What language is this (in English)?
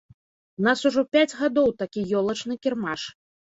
Belarusian